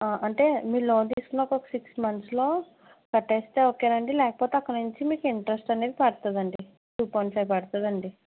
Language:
Telugu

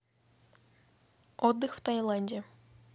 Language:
Russian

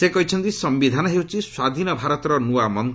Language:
Odia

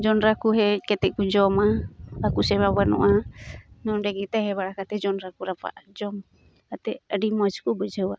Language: Santali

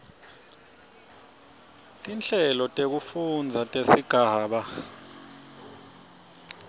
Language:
Swati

